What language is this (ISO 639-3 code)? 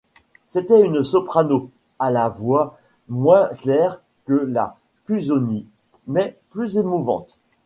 fra